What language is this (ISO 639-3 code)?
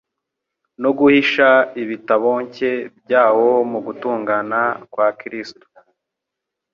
kin